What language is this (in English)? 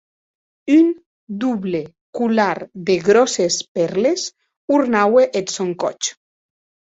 Occitan